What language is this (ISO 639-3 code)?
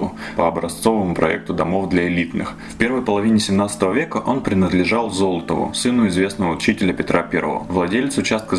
rus